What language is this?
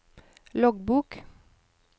Norwegian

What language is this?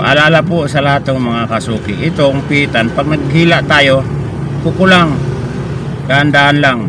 Filipino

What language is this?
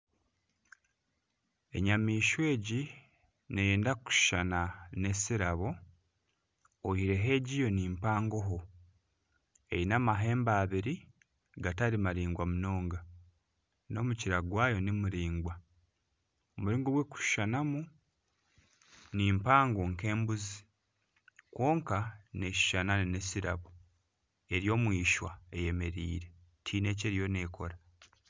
Nyankole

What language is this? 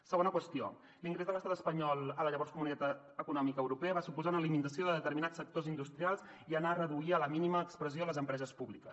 Catalan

